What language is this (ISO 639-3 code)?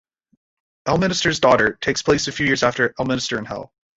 eng